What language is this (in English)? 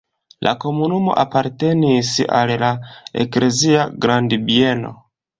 Esperanto